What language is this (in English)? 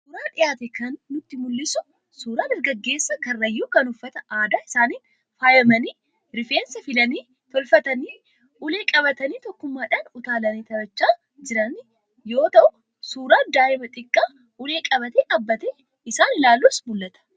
Oromo